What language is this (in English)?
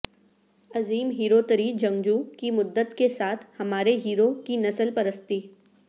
Urdu